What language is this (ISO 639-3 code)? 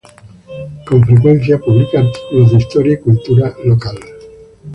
spa